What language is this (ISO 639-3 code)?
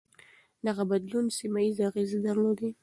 pus